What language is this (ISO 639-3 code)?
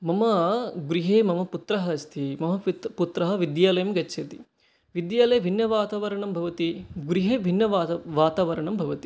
san